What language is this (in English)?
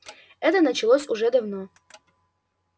Russian